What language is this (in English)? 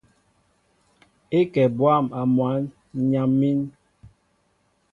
Mbo (Cameroon)